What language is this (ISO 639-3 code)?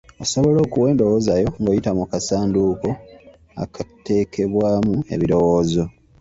lug